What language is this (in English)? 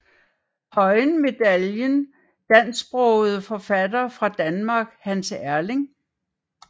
Danish